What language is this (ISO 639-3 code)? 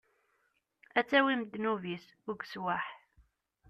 kab